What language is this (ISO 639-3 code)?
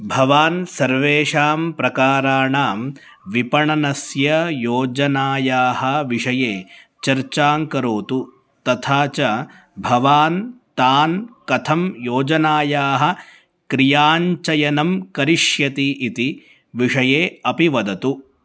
san